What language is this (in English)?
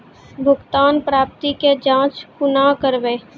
Maithili